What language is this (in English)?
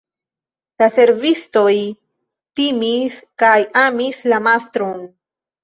Esperanto